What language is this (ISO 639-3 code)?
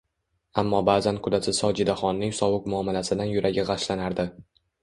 uzb